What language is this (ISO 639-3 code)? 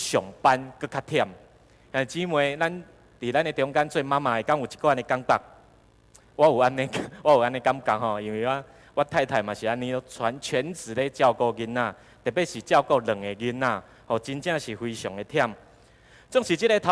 zho